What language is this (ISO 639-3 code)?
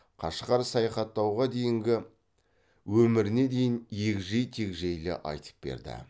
kaz